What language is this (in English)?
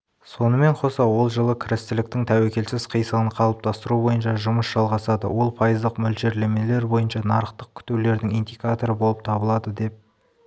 Kazakh